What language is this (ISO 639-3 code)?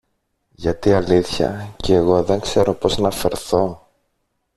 ell